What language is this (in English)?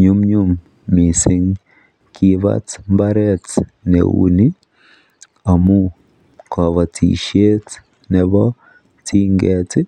Kalenjin